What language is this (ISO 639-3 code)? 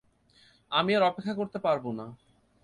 ben